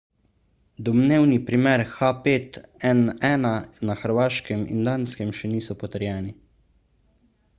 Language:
Slovenian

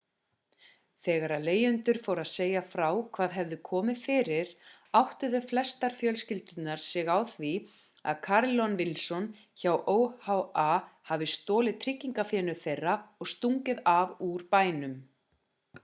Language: Icelandic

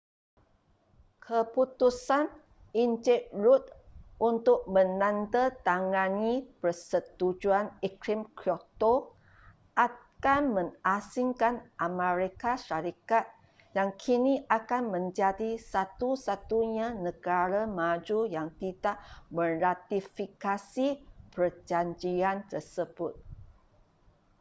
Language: Malay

